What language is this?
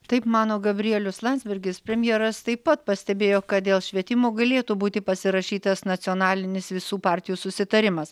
Lithuanian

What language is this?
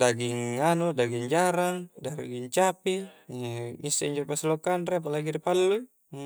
Coastal Konjo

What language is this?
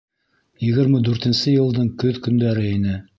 Bashkir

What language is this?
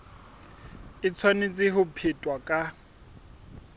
Southern Sotho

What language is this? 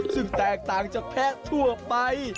Thai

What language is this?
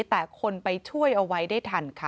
Thai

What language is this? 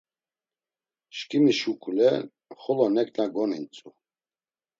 Laz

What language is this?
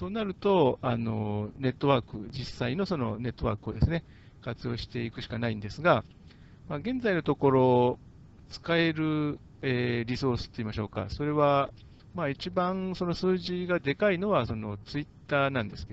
Japanese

